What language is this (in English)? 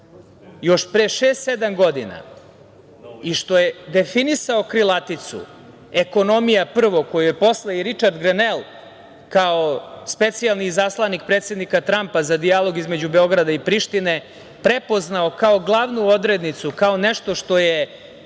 Serbian